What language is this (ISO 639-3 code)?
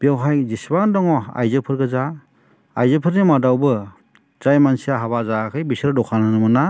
brx